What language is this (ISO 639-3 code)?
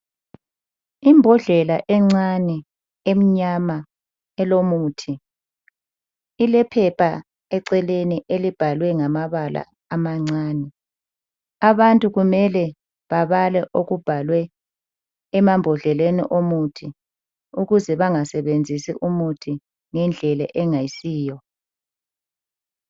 nde